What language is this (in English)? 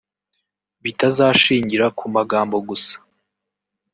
Kinyarwanda